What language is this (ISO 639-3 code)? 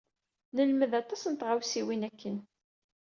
kab